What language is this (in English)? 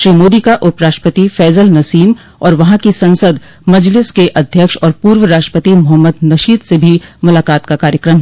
Hindi